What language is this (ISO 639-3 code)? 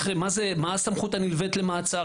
heb